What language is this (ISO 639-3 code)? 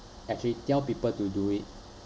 eng